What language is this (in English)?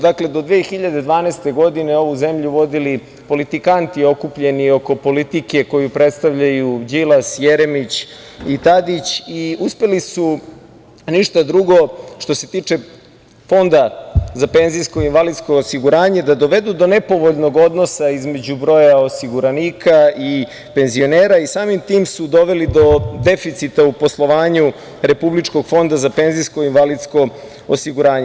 Serbian